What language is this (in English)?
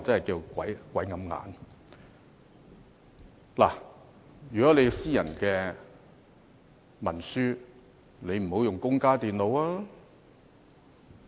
Cantonese